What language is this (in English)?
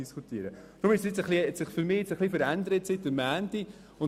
Swiss German